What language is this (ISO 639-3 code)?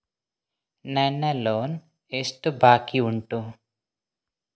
kan